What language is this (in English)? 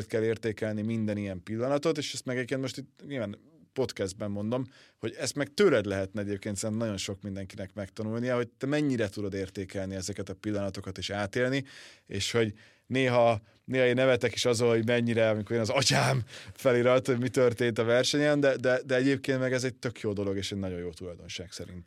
Hungarian